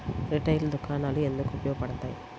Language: Telugu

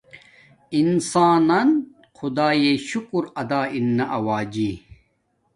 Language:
Domaaki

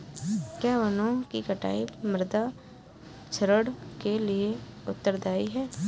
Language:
Hindi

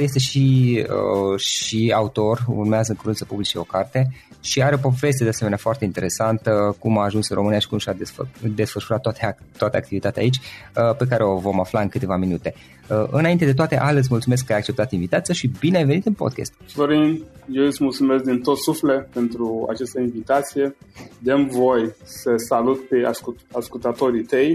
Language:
Romanian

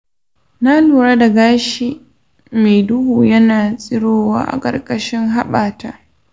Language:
Hausa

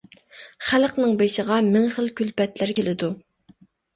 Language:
Uyghur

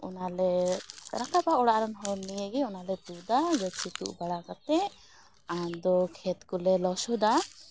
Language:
Santali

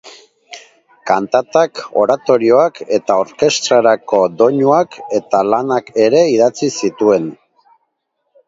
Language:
Basque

